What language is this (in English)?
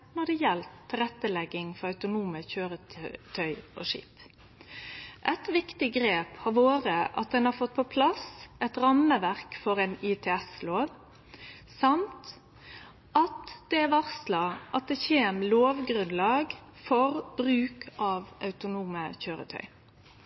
Norwegian Nynorsk